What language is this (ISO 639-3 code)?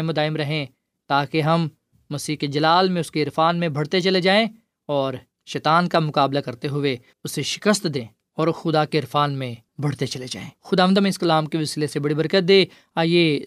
urd